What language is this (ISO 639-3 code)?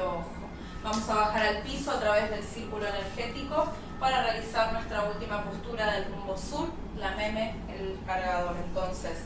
spa